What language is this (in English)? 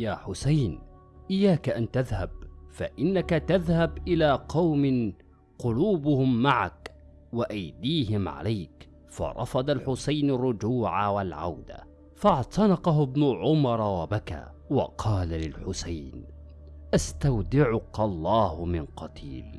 Arabic